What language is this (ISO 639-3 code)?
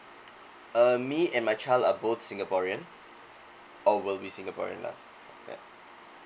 eng